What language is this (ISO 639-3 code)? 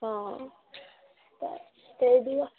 mai